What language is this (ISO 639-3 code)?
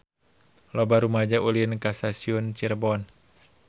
sun